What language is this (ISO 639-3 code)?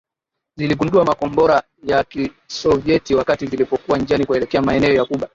swa